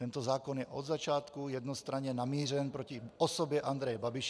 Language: Czech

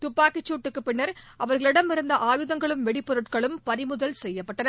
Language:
Tamil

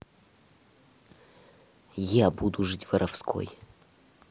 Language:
Russian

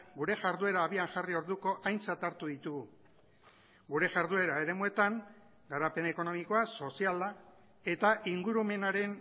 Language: Basque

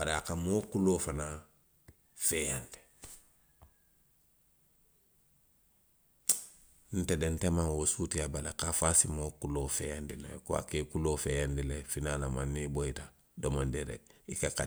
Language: Western Maninkakan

